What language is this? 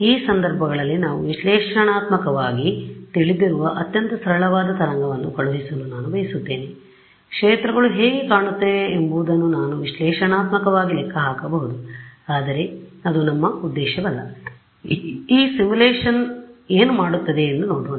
Kannada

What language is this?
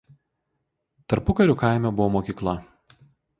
Lithuanian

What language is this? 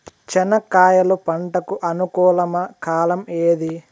Telugu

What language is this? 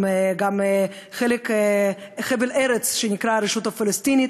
Hebrew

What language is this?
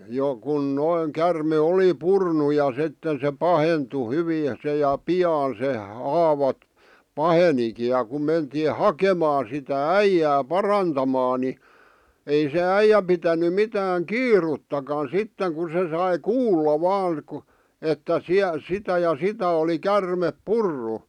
Finnish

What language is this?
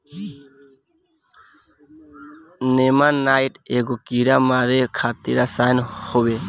Bhojpuri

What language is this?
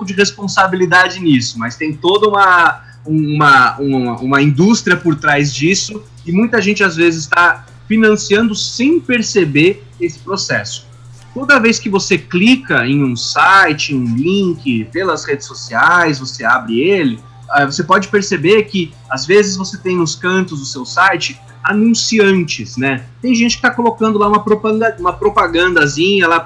Portuguese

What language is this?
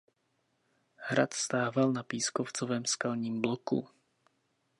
Czech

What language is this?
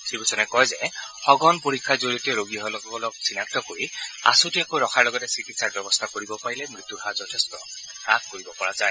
Assamese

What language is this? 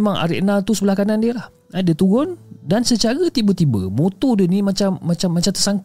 Malay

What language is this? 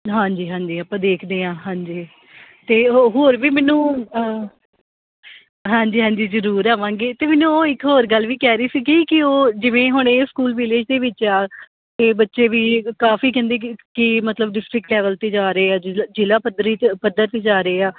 Punjabi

